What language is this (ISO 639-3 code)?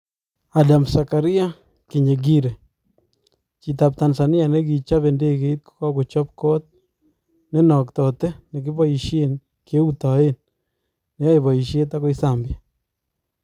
kln